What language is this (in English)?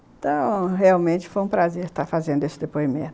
Portuguese